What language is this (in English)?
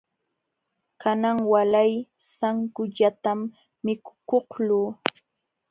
Jauja Wanca Quechua